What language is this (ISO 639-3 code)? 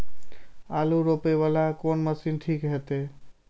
mai